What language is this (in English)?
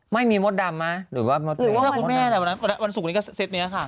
Thai